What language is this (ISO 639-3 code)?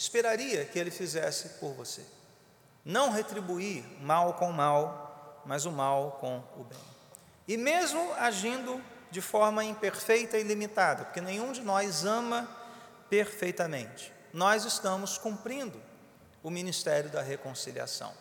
por